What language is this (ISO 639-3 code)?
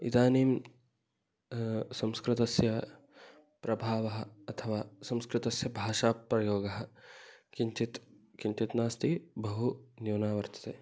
san